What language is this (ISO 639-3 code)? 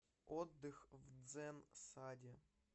rus